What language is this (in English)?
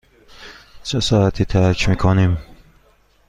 Persian